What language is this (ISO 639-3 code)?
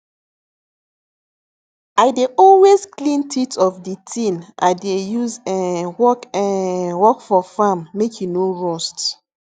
pcm